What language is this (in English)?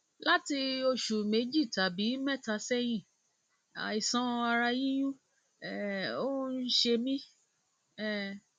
Yoruba